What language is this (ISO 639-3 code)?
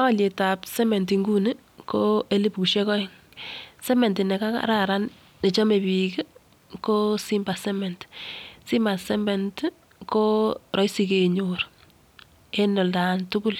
kln